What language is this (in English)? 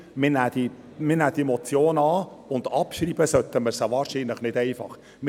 Swiss German